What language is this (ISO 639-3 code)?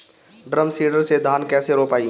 bho